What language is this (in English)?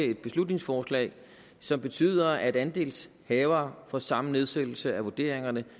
Danish